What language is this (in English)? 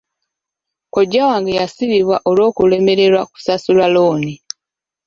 Ganda